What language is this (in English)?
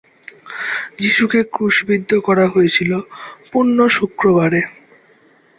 Bangla